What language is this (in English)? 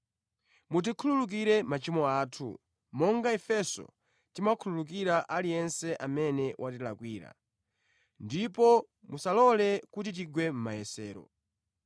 Nyanja